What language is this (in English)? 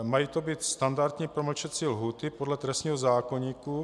Czech